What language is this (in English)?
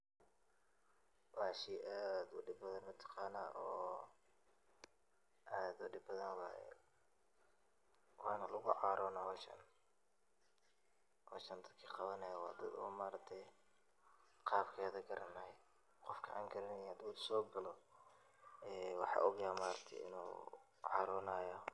Somali